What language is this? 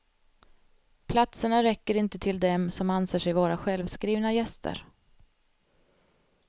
Swedish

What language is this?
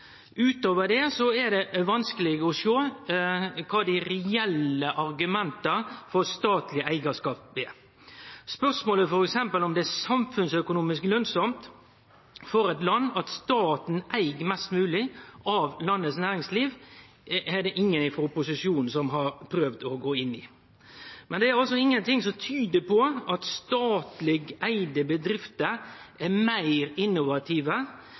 Norwegian Nynorsk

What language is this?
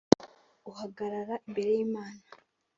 Kinyarwanda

